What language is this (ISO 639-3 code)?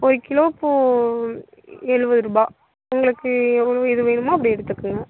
tam